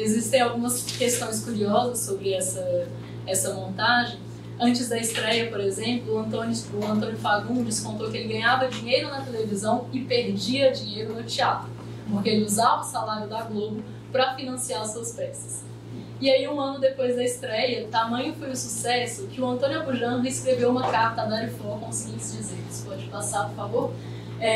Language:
Portuguese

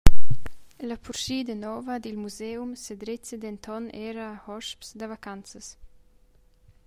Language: Romansh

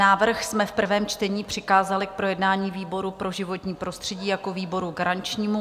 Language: Czech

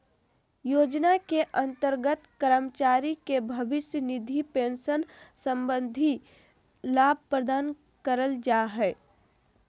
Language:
Magahi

